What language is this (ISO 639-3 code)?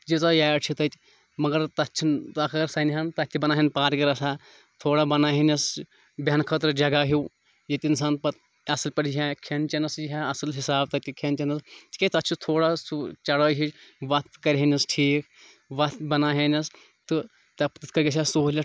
kas